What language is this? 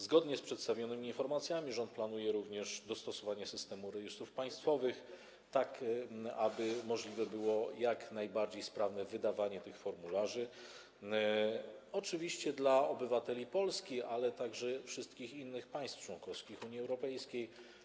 Polish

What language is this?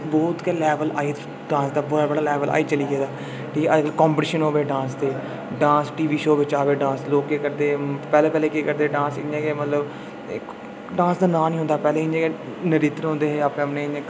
Dogri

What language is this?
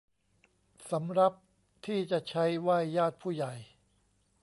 Thai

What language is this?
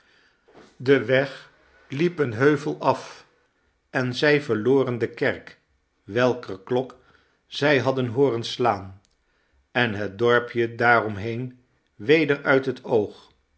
Dutch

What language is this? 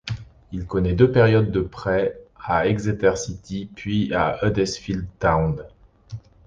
French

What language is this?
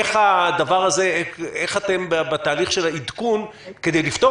Hebrew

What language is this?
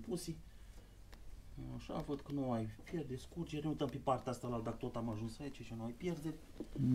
Romanian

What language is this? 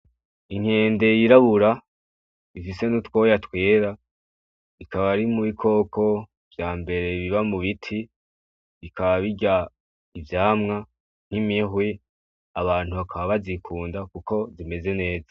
Rundi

